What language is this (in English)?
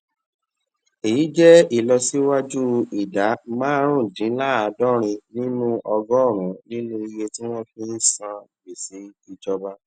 Yoruba